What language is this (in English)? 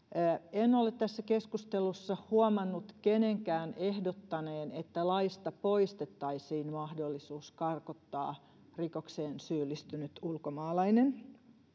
Finnish